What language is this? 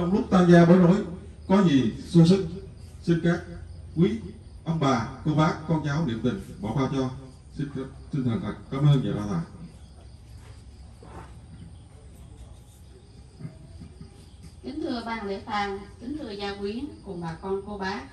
Vietnamese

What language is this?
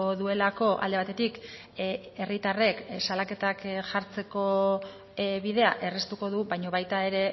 Basque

